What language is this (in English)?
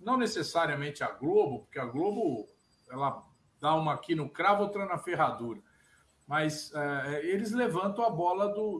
Portuguese